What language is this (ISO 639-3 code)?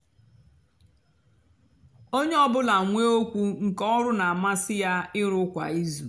ibo